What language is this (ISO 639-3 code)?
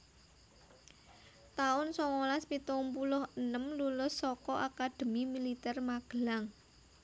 jav